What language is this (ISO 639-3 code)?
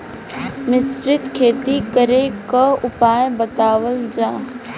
bho